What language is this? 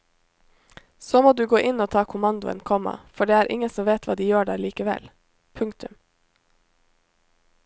Norwegian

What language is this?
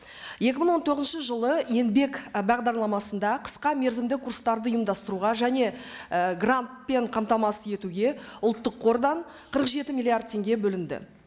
Kazakh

